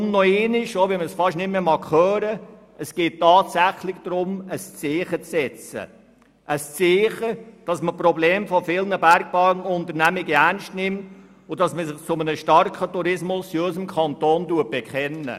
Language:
Swiss German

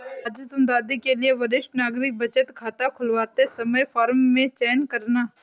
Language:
Hindi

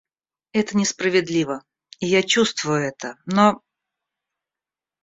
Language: Russian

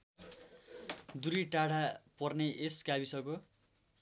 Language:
Nepali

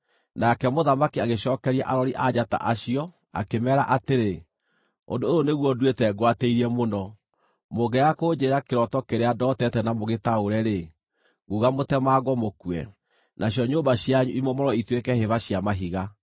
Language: Kikuyu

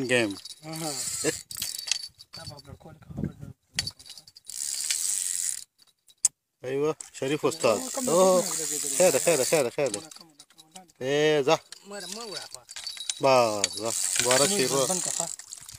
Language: Arabic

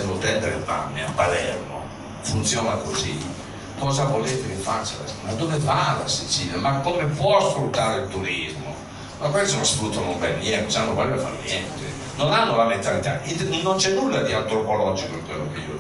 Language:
Italian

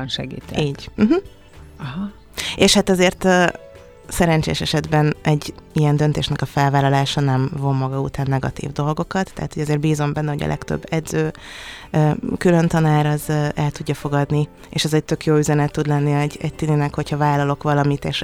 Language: Hungarian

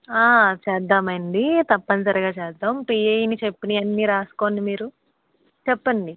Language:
Telugu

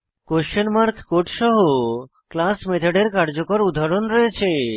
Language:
Bangla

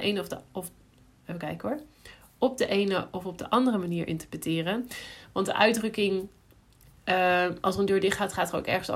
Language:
Dutch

